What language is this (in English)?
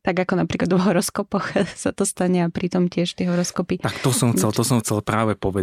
Slovak